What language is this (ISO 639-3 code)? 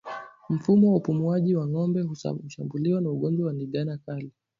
swa